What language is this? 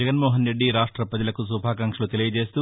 Telugu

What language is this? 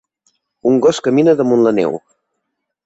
Catalan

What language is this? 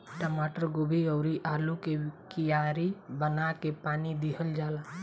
Bhojpuri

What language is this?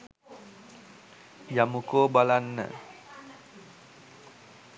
Sinhala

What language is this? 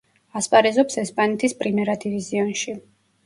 Georgian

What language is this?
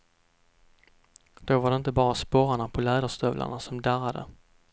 Swedish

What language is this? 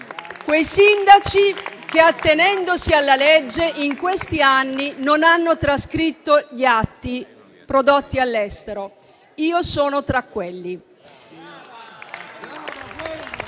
Italian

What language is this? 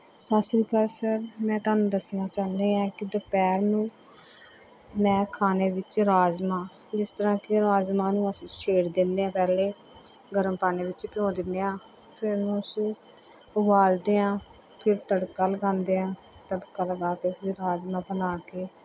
Punjabi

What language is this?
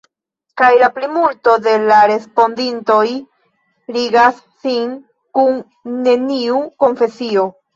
Esperanto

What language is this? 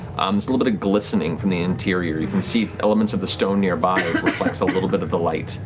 English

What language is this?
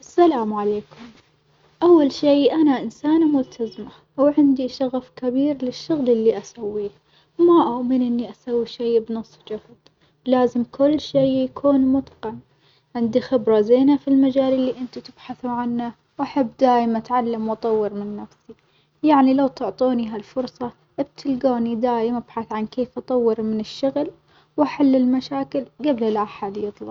Omani Arabic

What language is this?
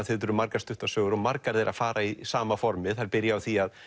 Icelandic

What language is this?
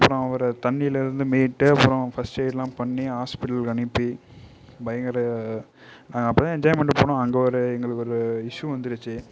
Tamil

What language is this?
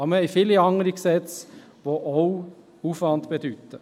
Swiss German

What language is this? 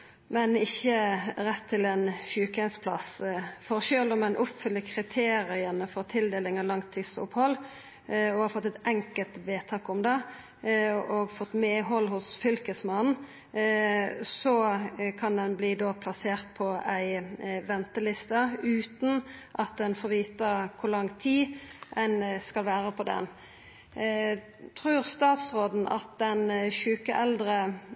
Norwegian Nynorsk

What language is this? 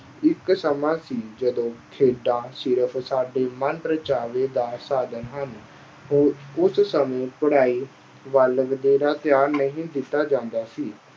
Punjabi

